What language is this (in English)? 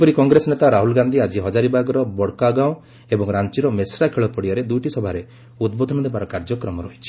Odia